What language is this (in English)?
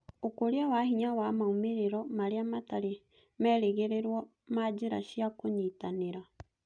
Kikuyu